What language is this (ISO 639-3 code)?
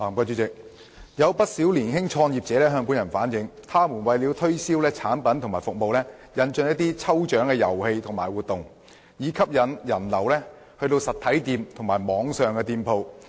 yue